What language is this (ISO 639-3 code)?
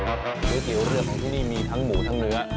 tha